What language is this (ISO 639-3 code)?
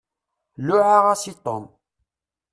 kab